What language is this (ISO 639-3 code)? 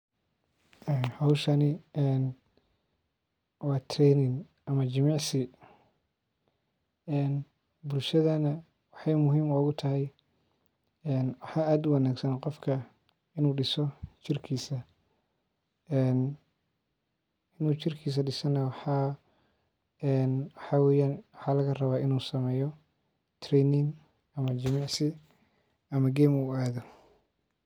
som